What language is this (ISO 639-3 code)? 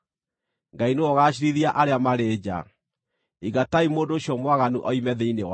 kik